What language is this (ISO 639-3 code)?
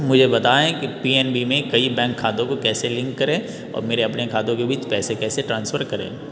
hin